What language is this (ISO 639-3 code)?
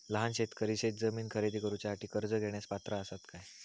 mar